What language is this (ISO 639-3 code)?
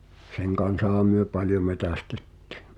fin